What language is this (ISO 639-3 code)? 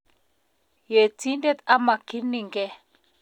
kln